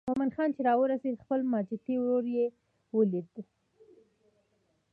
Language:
Pashto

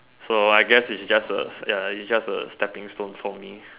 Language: English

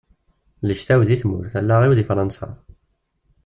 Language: Kabyle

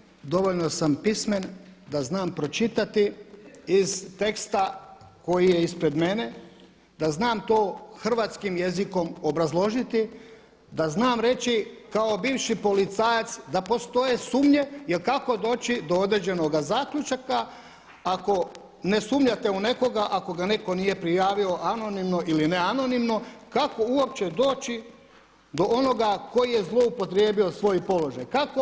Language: Croatian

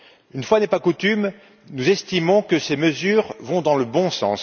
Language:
French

